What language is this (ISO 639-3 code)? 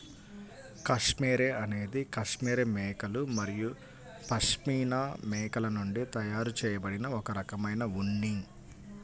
tel